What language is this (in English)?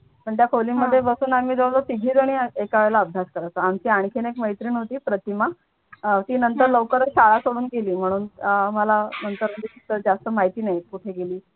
Marathi